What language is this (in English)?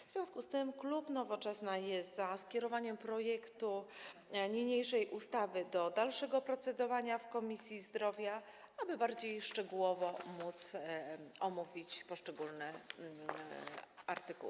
Polish